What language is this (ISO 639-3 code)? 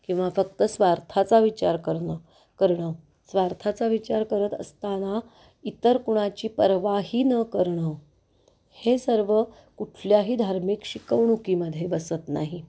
mar